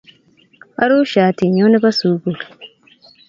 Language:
Kalenjin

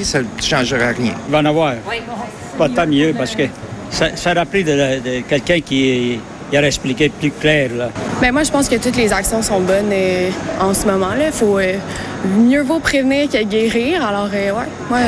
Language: French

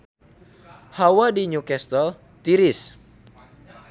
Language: Sundanese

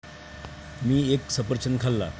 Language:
Marathi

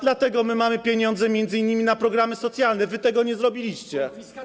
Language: Polish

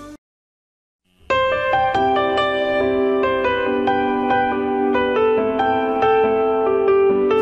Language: Filipino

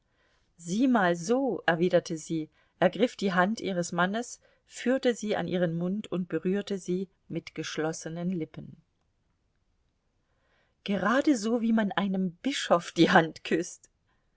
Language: German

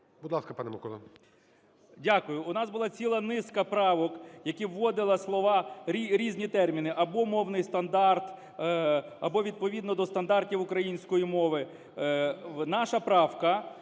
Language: Ukrainian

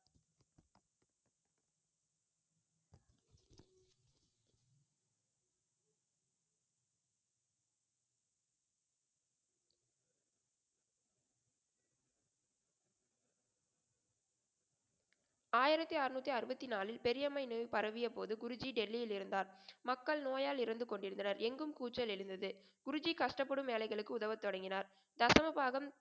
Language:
Tamil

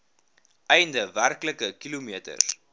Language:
Afrikaans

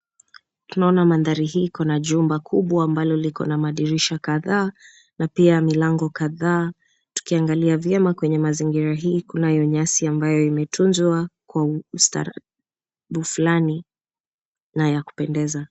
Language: Swahili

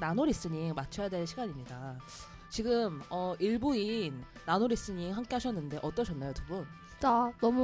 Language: Korean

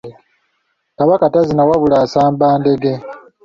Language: Ganda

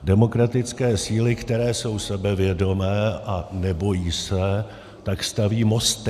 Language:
Czech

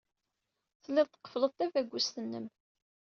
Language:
Kabyle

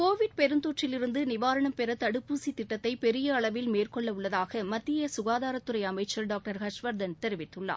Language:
Tamil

